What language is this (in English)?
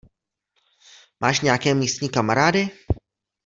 Czech